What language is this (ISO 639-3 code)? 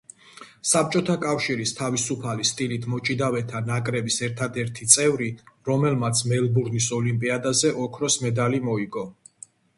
kat